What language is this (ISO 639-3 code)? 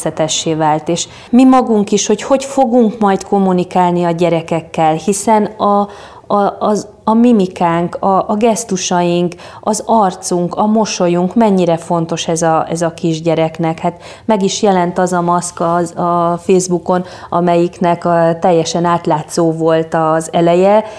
hun